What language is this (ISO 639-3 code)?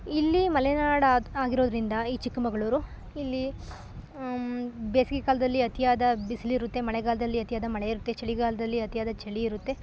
kan